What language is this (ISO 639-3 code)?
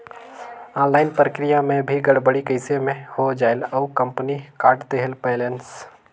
hne